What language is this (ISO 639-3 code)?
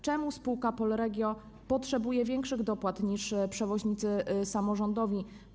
pol